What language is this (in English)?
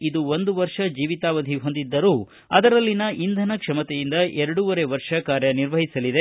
Kannada